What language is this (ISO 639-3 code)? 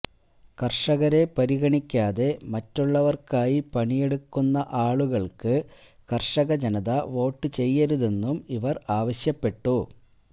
mal